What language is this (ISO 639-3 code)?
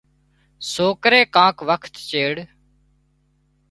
kxp